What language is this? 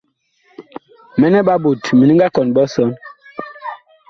Bakoko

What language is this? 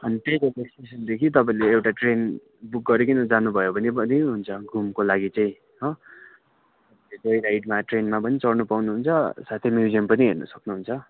Nepali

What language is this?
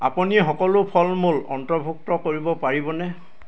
Assamese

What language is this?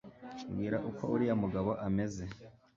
Kinyarwanda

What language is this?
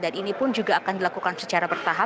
Indonesian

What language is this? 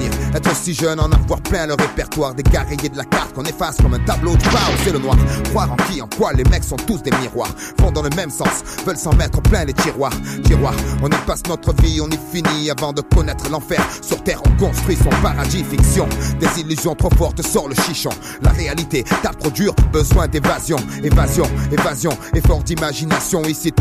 French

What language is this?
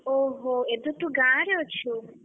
Odia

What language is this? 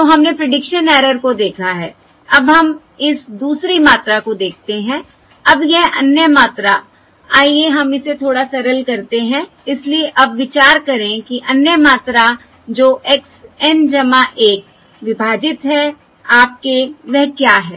Hindi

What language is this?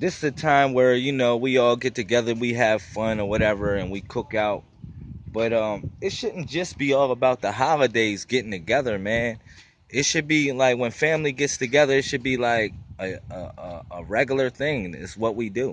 English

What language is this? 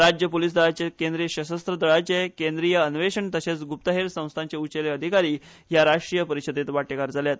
Konkani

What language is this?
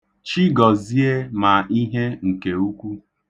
Igbo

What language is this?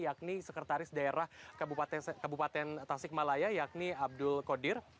Indonesian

